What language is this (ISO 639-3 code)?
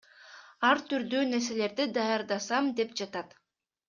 kir